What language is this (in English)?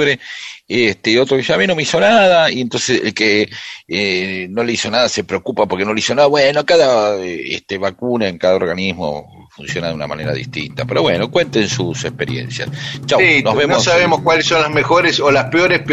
Spanish